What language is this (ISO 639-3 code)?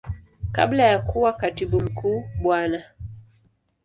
swa